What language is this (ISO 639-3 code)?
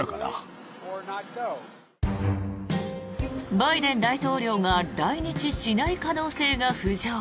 jpn